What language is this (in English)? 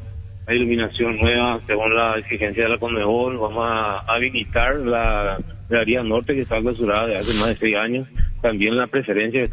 Spanish